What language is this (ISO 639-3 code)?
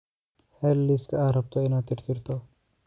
som